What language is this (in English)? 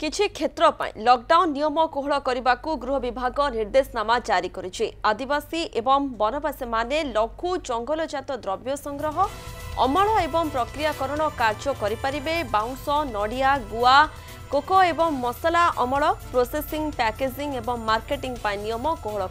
Hindi